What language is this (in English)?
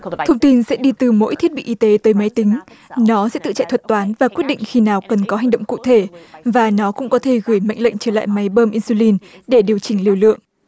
Vietnamese